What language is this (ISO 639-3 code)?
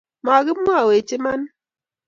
kln